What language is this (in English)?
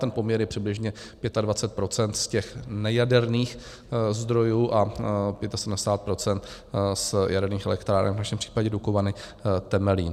Czech